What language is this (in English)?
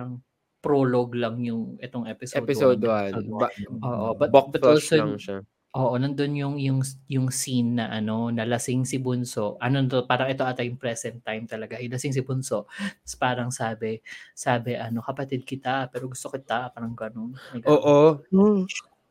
Filipino